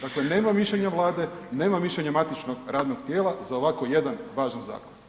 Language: Croatian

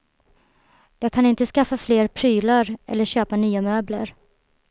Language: Swedish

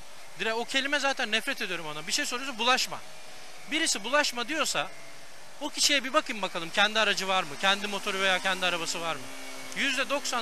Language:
Turkish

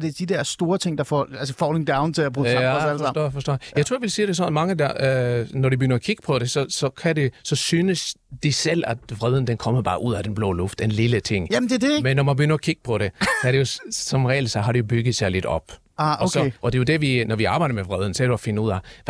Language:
Danish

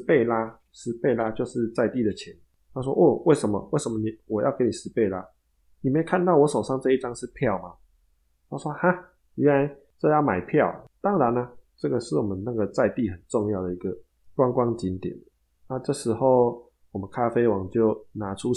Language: Chinese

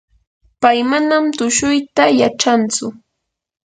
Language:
Yanahuanca Pasco Quechua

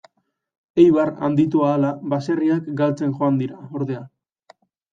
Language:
Basque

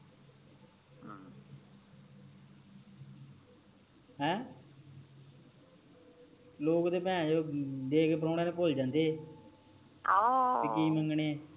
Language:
Punjabi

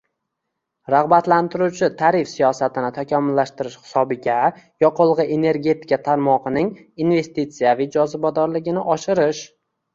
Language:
Uzbek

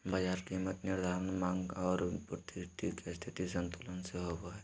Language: Magahi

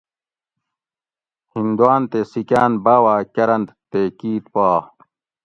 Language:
Gawri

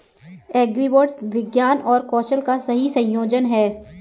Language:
Hindi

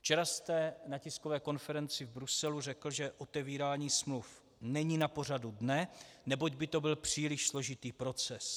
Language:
Czech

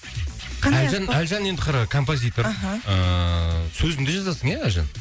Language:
Kazakh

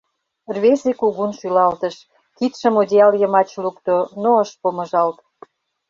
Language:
Mari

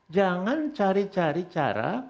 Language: Indonesian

